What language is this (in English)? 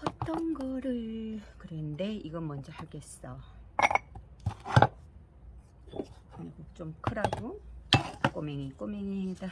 Korean